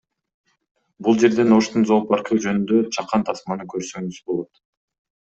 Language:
Kyrgyz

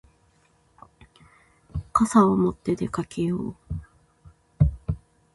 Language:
Japanese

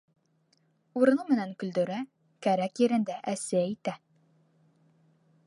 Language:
Bashkir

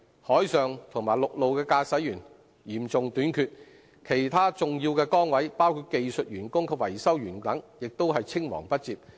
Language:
Cantonese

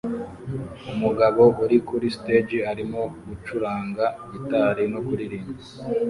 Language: Kinyarwanda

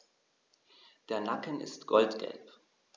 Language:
German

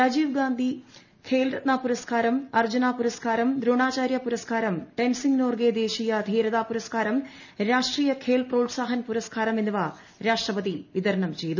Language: Malayalam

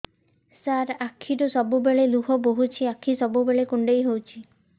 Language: Odia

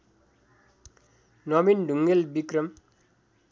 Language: Nepali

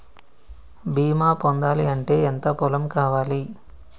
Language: Telugu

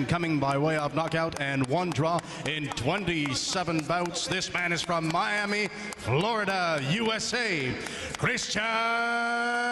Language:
French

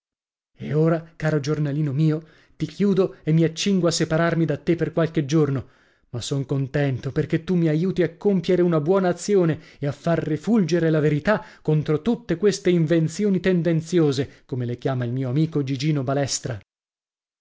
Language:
Italian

